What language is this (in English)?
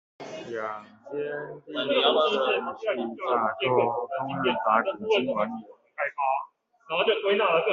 Chinese